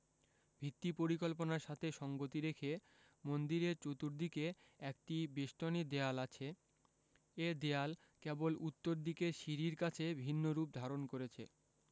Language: Bangla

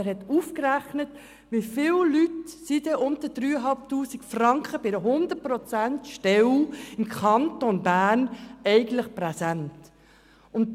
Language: Swiss German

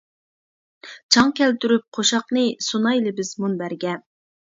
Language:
Uyghur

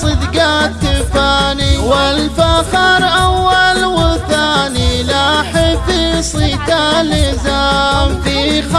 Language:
Arabic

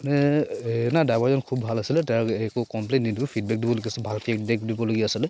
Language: Assamese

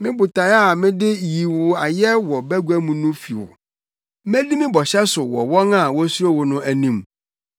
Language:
Akan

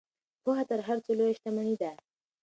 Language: Pashto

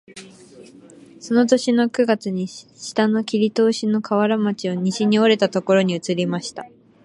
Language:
Japanese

